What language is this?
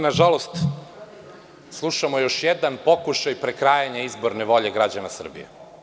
Serbian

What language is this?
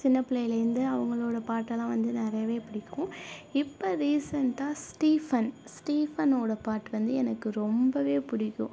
Tamil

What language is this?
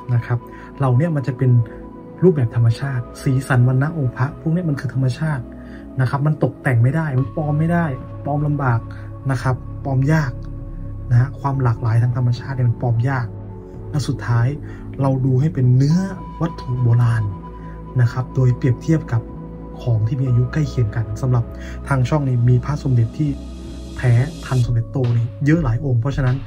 Thai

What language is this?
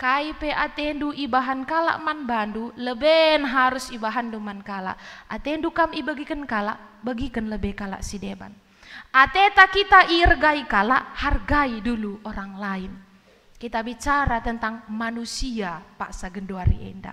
Indonesian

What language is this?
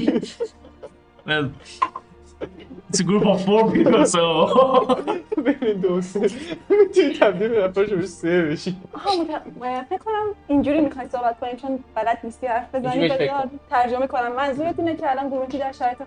Persian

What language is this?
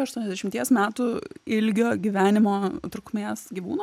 Lithuanian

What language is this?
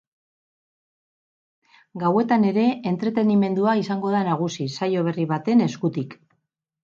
Basque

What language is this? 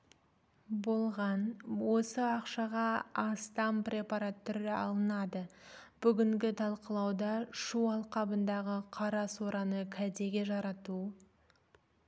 Kazakh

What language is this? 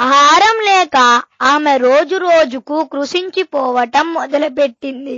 Telugu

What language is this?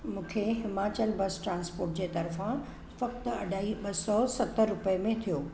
Sindhi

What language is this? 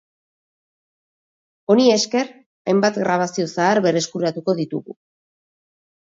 Basque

